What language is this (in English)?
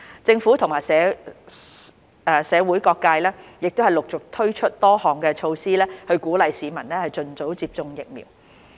Cantonese